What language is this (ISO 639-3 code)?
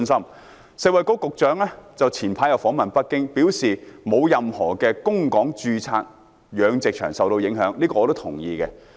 yue